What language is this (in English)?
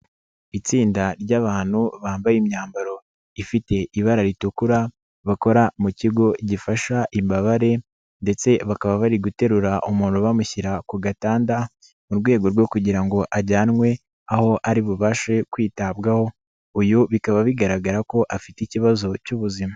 Kinyarwanda